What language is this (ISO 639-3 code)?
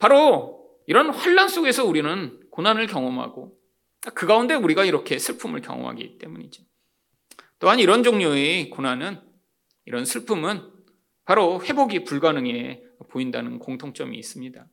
kor